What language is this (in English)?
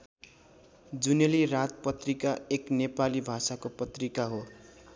Nepali